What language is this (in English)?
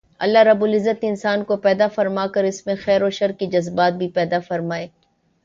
Urdu